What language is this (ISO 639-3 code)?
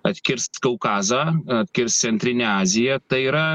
lit